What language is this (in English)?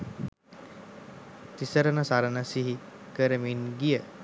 Sinhala